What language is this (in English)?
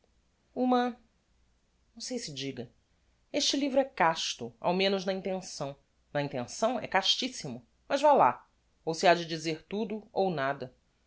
Portuguese